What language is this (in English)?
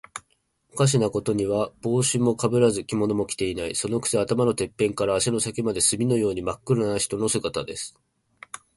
Japanese